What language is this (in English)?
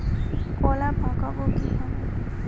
Bangla